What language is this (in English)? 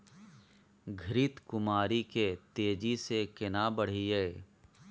Maithili